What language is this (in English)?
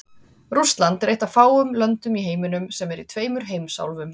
Icelandic